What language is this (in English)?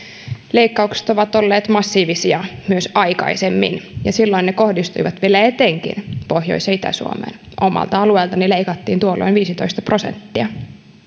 Finnish